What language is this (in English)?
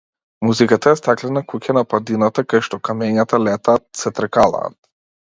Macedonian